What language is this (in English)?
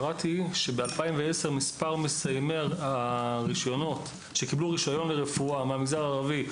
Hebrew